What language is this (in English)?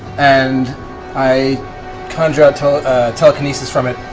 English